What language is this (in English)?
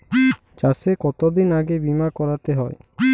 Bangla